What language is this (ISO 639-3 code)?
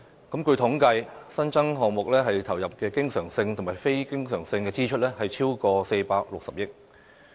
yue